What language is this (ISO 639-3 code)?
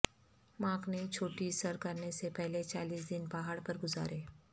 urd